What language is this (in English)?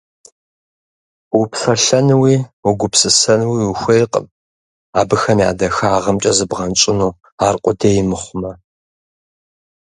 Kabardian